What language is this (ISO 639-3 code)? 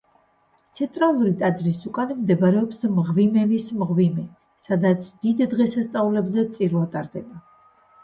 kat